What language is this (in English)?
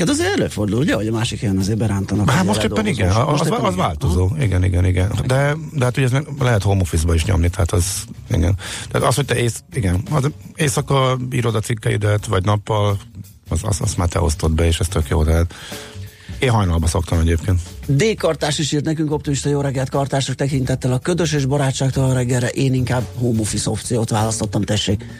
Hungarian